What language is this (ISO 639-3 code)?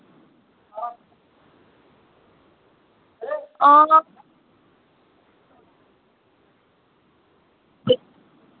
doi